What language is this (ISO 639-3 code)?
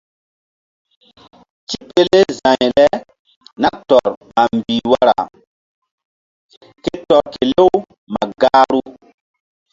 mdd